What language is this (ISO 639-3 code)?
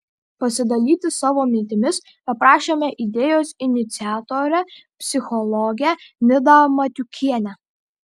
lit